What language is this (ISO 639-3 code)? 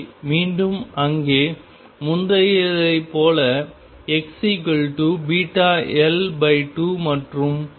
tam